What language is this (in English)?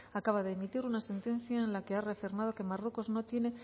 Spanish